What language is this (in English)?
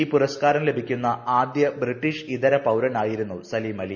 Malayalam